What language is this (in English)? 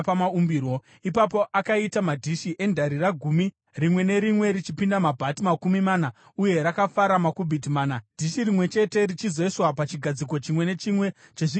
Shona